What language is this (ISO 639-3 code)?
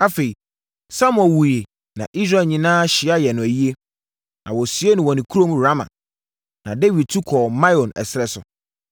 aka